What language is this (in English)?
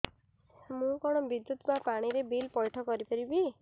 Odia